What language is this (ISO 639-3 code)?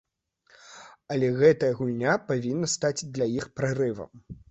bel